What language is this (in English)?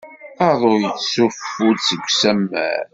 Kabyle